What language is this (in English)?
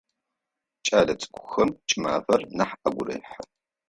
Adyghe